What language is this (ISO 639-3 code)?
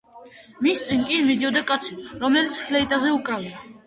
kat